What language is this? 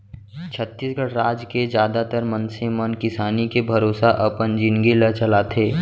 Chhattisgarhi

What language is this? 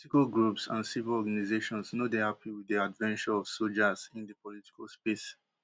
Nigerian Pidgin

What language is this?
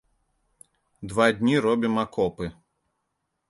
Belarusian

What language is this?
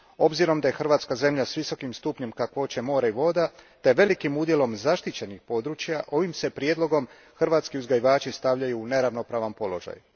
Croatian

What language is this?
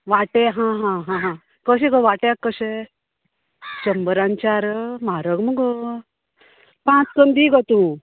Konkani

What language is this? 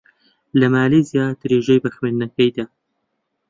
Central Kurdish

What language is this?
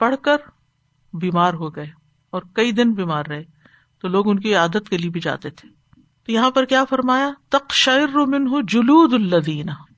Urdu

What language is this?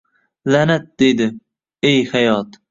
Uzbek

